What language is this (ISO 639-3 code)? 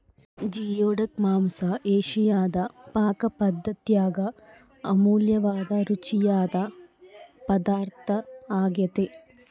kan